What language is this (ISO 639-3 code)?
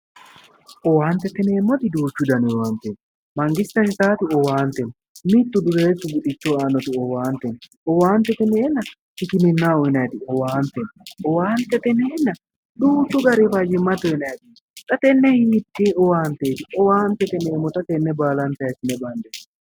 sid